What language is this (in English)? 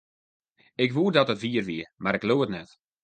Western Frisian